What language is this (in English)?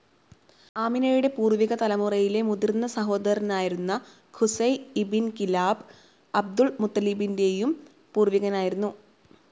Malayalam